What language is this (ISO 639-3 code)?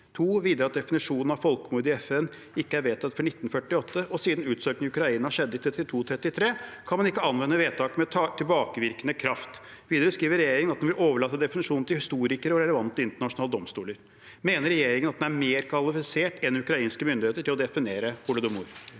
nor